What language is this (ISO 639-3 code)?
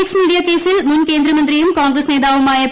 mal